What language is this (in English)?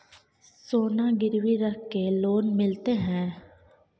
Maithili